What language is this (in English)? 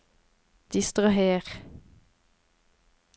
Norwegian